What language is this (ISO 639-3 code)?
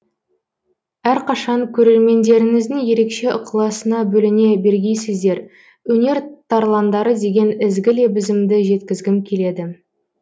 kaz